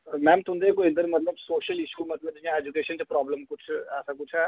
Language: Dogri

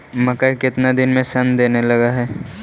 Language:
Magahi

